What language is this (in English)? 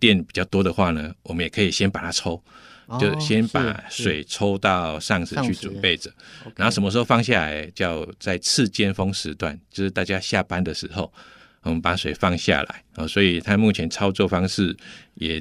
Chinese